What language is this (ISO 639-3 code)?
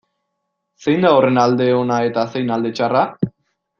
eus